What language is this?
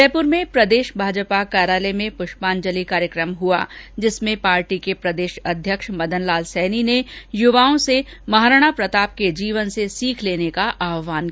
Hindi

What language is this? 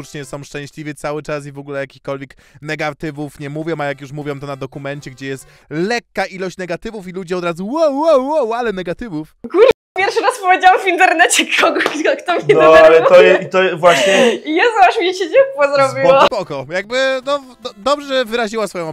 Polish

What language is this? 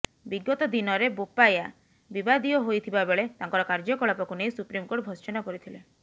Odia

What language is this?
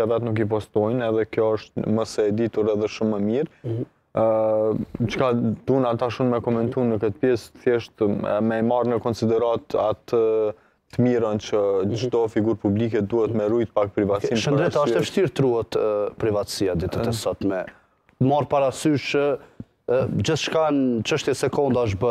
Romanian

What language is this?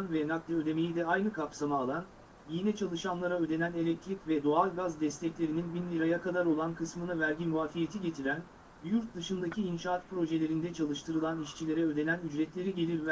Turkish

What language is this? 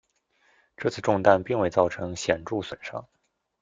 Chinese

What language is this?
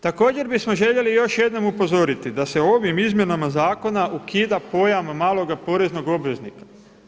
Croatian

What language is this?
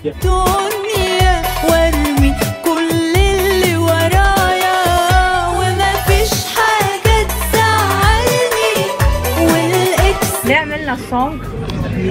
Arabic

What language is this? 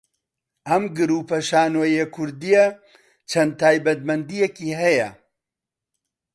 Central Kurdish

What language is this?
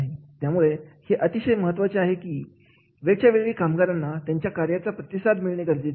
Marathi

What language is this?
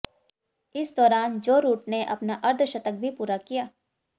Hindi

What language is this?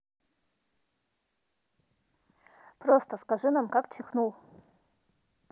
Russian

